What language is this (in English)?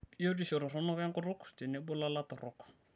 Masai